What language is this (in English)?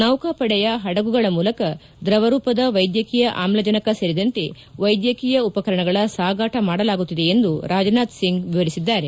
Kannada